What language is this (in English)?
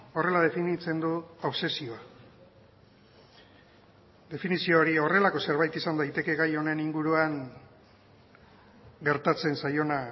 Basque